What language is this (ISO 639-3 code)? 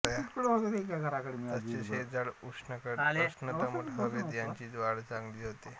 mar